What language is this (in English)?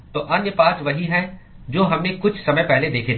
Hindi